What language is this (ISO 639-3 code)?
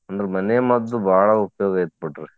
kan